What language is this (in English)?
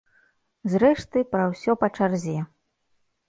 Belarusian